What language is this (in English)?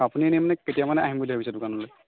Assamese